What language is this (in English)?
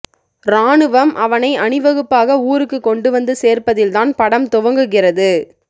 Tamil